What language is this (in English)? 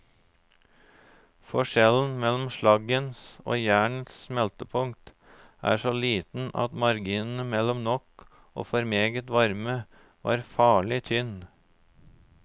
Norwegian